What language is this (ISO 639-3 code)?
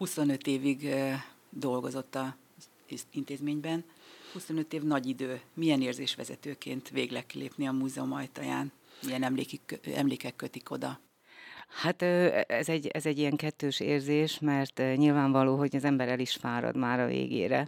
hun